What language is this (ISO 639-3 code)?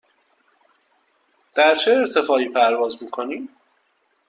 fas